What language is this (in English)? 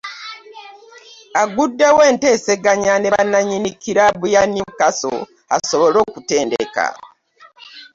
Ganda